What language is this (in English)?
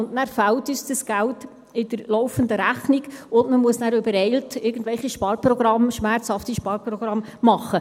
Swiss German